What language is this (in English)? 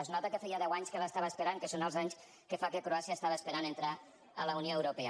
Catalan